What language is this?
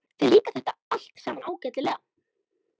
Icelandic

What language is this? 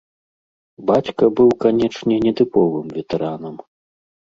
Belarusian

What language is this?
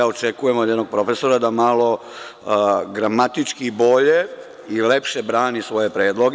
Serbian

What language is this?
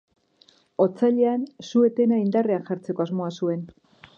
Basque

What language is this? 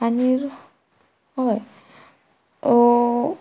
Konkani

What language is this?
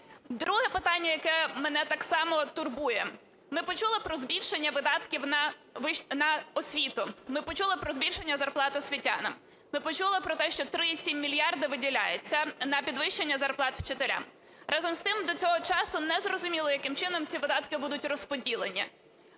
Ukrainian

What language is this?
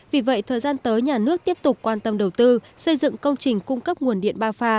Vietnamese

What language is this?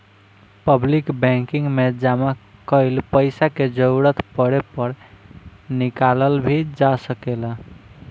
Bhojpuri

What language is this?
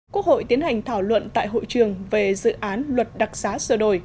Vietnamese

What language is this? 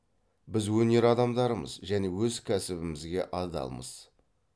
Kazakh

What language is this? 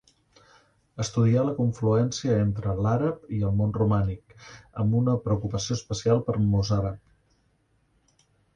Catalan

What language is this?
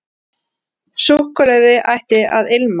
Icelandic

